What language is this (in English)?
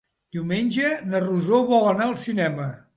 Catalan